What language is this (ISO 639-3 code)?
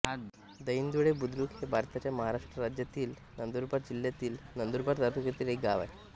mar